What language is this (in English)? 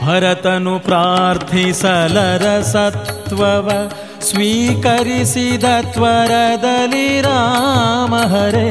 Kannada